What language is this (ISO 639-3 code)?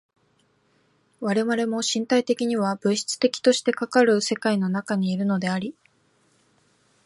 jpn